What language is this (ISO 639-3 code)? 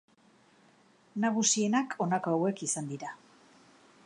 eus